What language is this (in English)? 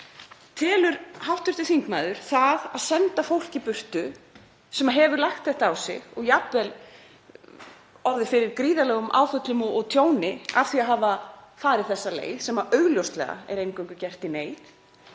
Icelandic